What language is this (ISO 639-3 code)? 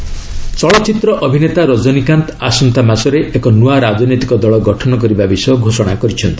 ori